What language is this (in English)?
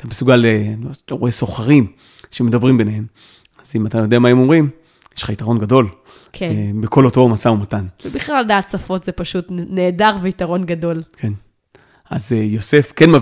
Hebrew